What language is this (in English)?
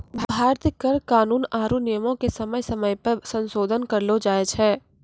Maithili